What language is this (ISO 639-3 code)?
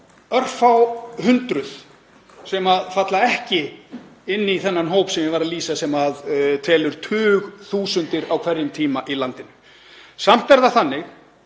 isl